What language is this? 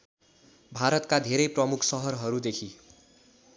Nepali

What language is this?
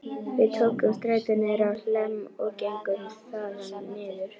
Icelandic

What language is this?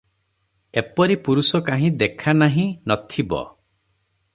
Odia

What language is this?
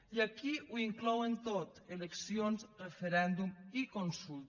Catalan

